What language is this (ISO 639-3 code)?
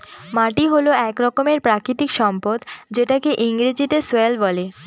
ben